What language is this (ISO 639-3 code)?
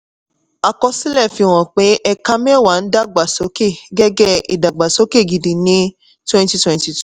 yor